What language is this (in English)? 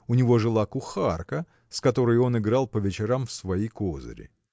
Russian